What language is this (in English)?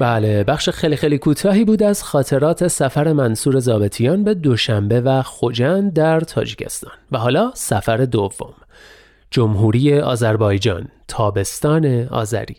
Persian